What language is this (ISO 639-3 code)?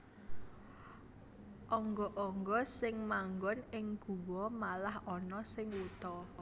jav